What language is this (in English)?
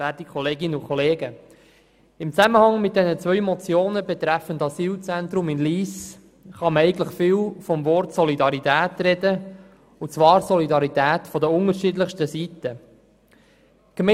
Swiss German